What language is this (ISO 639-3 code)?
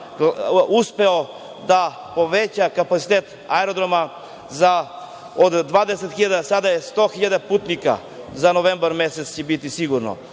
srp